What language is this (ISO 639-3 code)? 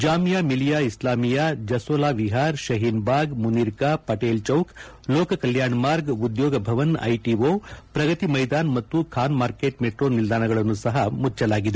kan